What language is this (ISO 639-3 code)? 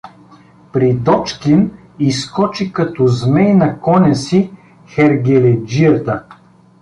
bul